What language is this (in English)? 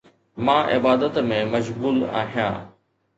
Sindhi